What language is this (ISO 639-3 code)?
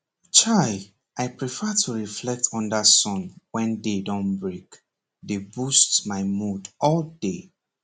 pcm